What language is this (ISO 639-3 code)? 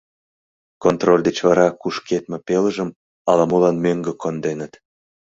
chm